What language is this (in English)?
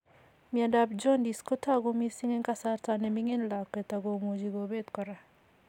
Kalenjin